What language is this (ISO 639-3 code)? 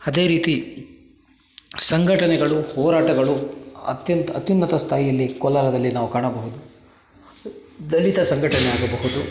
kan